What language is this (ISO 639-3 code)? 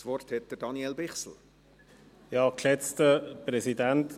gsw